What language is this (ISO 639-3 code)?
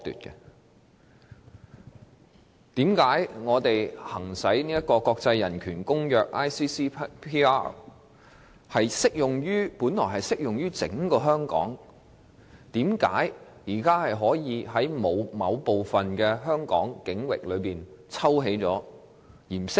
yue